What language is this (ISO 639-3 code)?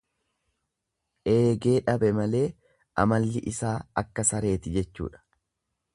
orm